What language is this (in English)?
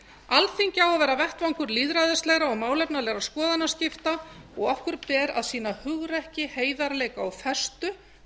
Icelandic